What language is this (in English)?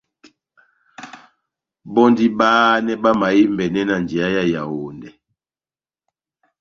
Batanga